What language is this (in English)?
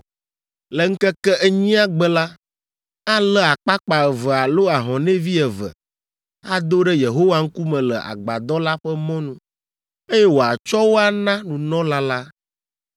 Ewe